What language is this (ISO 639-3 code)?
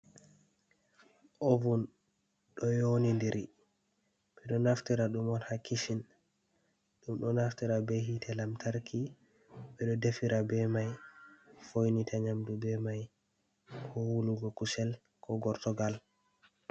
ful